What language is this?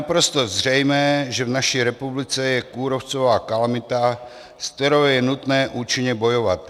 Czech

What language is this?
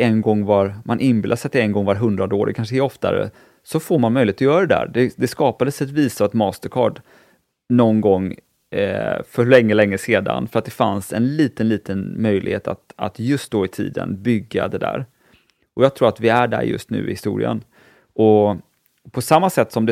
Swedish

